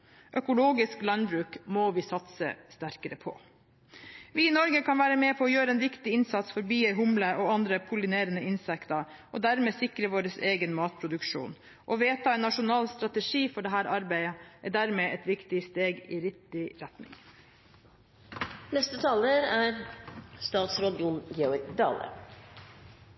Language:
Norwegian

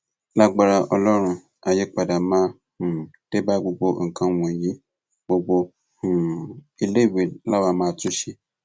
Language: Yoruba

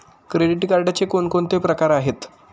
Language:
Marathi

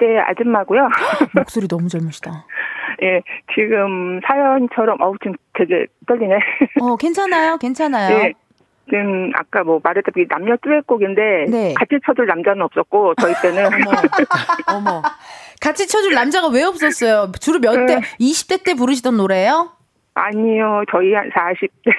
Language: Korean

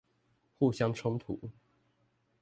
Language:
Chinese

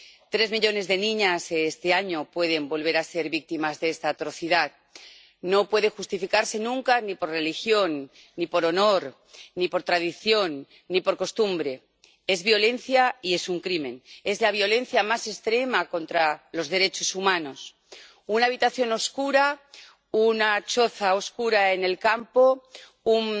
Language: Spanish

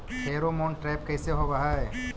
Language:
Magahi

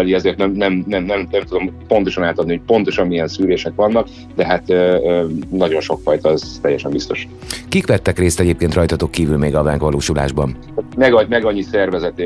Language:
Hungarian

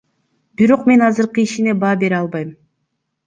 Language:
Kyrgyz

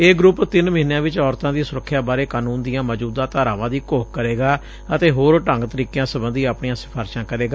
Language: Punjabi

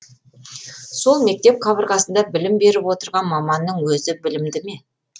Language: Kazakh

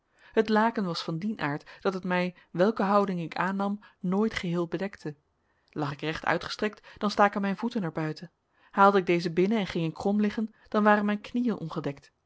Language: Dutch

